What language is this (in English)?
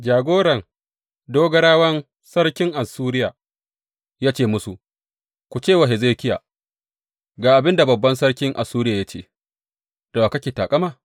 Hausa